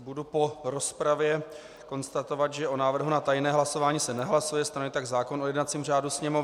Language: Czech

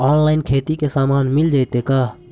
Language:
Magahi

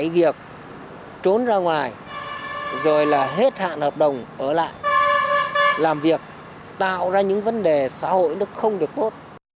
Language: Vietnamese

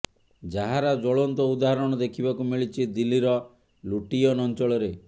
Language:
Odia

